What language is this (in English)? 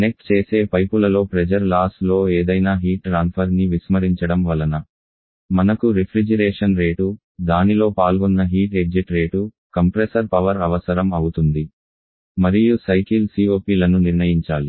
Telugu